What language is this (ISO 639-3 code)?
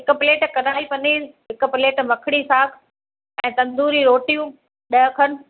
snd